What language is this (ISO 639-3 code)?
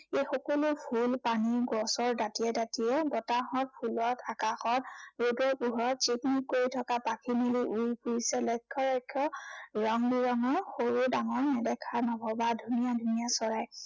asm